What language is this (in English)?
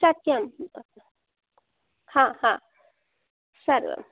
Sanskrit